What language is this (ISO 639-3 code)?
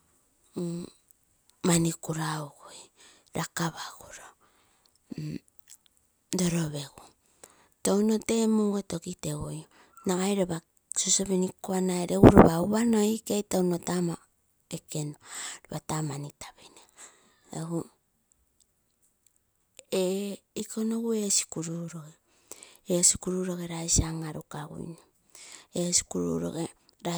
buo